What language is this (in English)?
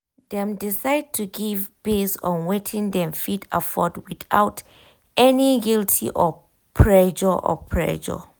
Nigerian Pidgin